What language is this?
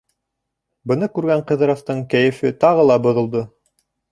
Bashkir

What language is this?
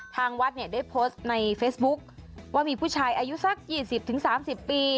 Thai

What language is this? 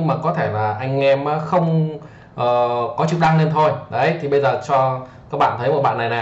Vietnamese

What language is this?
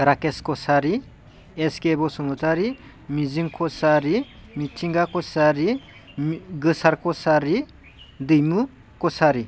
Bodo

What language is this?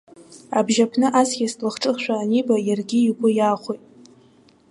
Abkhazian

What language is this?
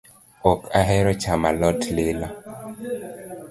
Luo (Kenya and Tanzania)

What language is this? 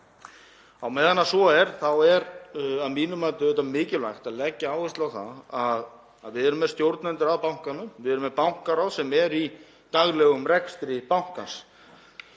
Icelandic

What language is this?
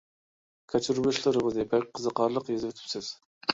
Uyghur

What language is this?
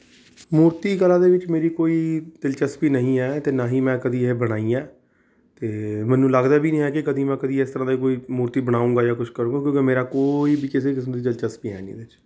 Punjabi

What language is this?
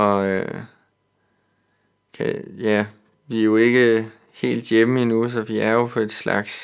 Danish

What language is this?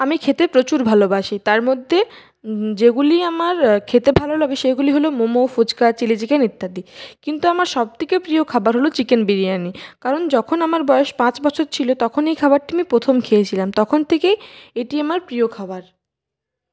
Bangla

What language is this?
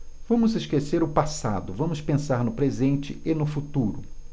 Portuguese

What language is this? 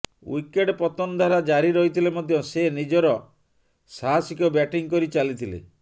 Odia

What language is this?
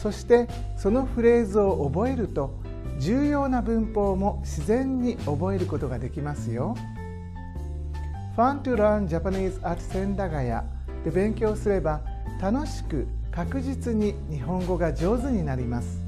Japanese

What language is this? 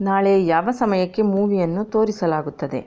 Kannada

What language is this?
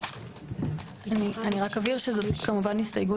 Hebrew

